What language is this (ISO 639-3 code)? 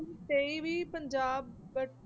pan